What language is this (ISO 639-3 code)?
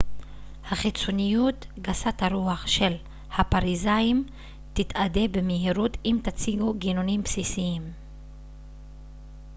heb